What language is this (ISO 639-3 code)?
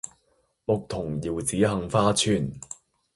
yue